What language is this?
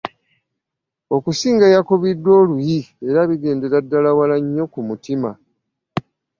Ganda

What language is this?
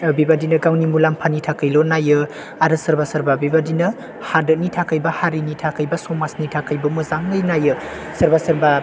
Bodo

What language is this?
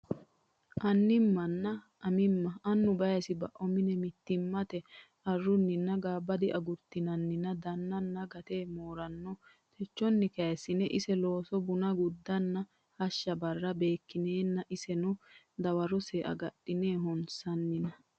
Sidamo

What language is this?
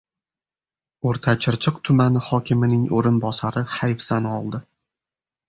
Uzbek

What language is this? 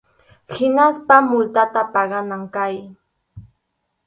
Arequipa-La Unión Quechua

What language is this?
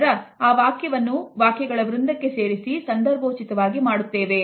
Kannada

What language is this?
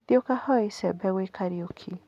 Kikuyu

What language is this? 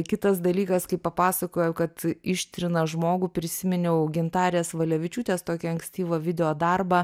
Lithuanian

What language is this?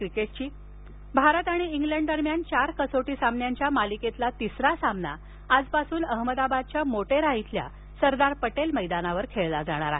Marathi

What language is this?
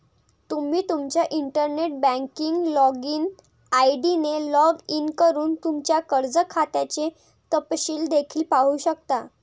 Marathi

